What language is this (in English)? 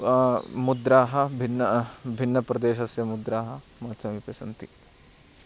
Sanskrit